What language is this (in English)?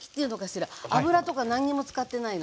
Japanese